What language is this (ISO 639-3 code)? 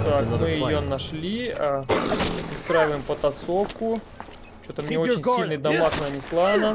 rus